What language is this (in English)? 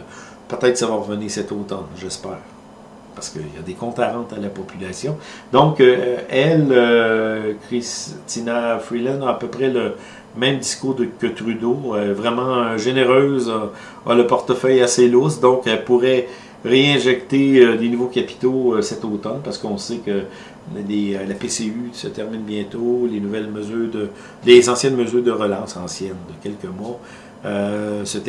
French